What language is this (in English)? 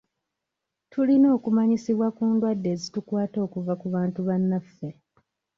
Ganda